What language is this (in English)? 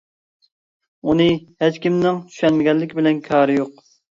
Uyghur